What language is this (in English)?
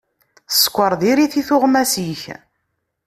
Kabyle